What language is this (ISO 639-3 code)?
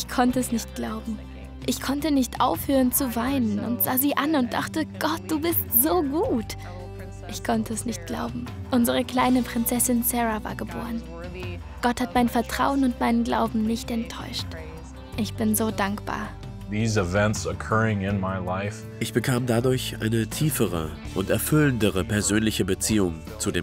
deu